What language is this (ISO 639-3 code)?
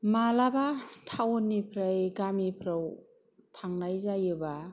brx